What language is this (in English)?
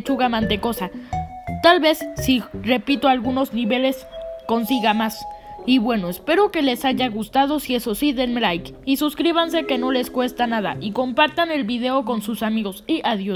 Spanish